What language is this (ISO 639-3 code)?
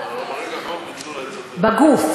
heb